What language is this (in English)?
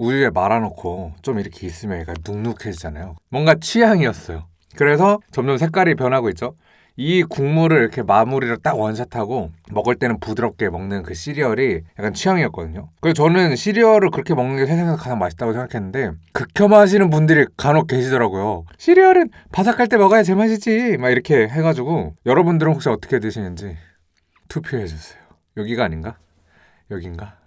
Korean